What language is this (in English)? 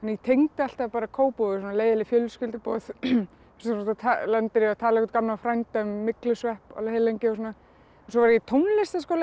Icelandic